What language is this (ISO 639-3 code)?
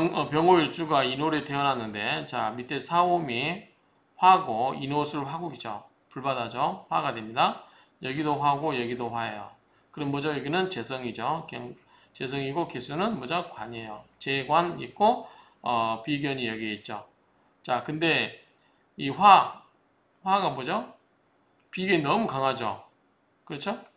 kor